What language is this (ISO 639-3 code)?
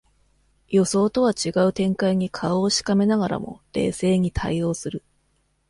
jpn